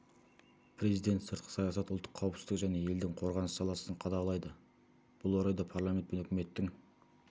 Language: Kazakh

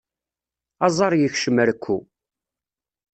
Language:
Kabyle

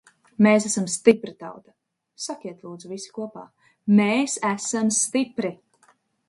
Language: Latvian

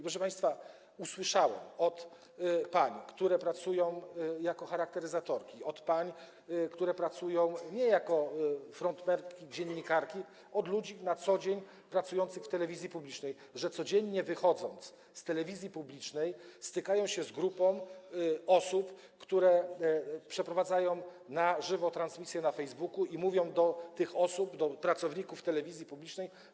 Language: Polish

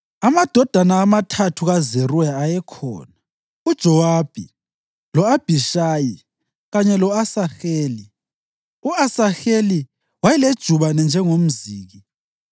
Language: North Ndebele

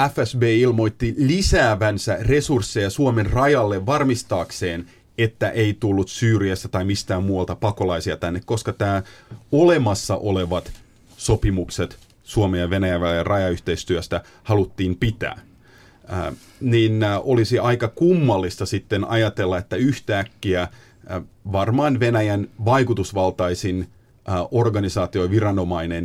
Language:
Finnish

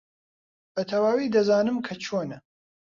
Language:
Central Kurdish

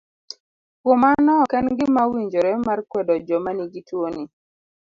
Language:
Luo (Kenya and Tanzania)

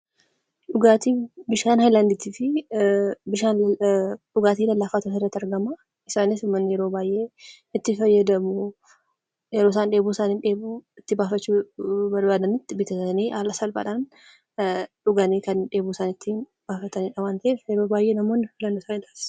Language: Oromo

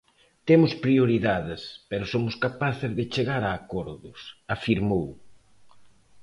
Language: Galician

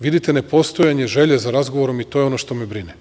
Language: Serbian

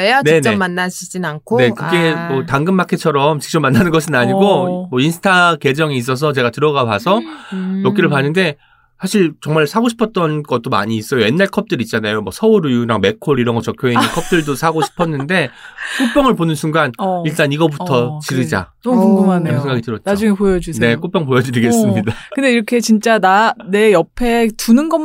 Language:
Korean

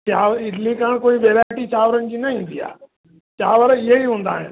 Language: Sindhi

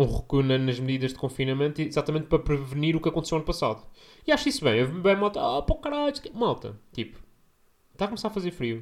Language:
Portuguese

